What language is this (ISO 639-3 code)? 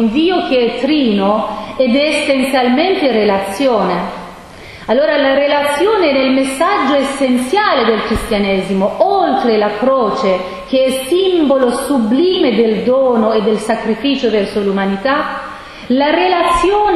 ita